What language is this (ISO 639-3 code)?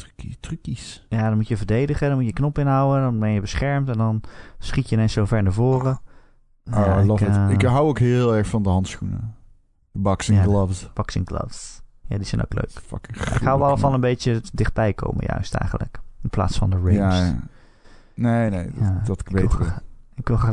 nld